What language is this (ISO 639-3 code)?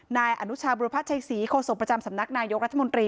tha